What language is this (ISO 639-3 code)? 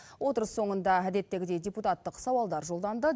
kaz